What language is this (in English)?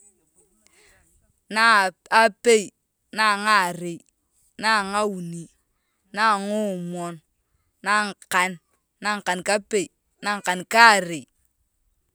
Turkana